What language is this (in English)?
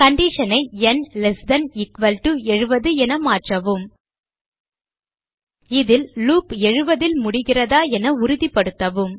Tamil